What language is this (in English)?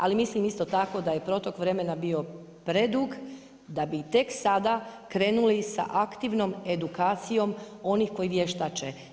Croatian